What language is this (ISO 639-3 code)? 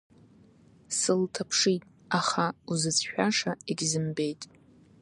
abk